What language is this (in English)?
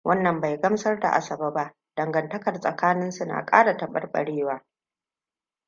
Hausa